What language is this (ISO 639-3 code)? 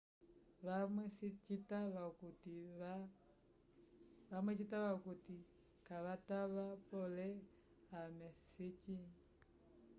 umb